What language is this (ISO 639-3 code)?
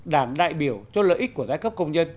vie